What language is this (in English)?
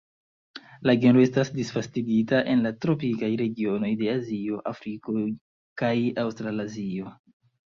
Esperanto